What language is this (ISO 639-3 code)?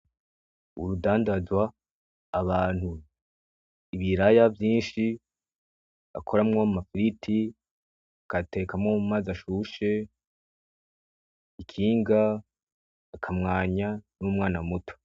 run